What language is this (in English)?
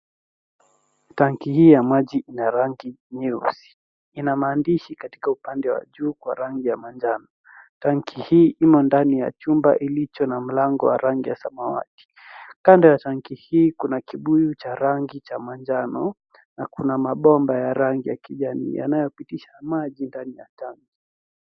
Swahili